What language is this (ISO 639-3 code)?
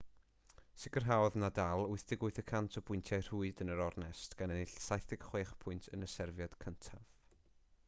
cym